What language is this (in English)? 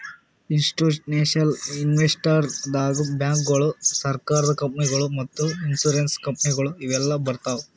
Kannada